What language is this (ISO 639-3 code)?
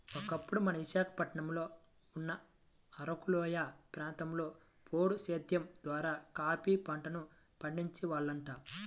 tel